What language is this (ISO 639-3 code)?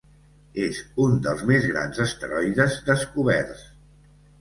cat